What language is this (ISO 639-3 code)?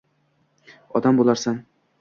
uzb